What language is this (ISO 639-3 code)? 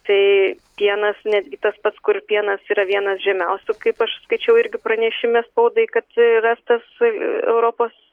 lit